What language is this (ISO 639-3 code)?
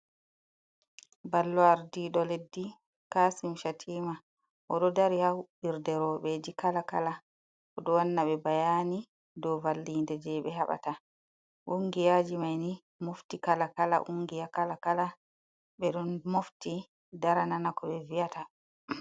ful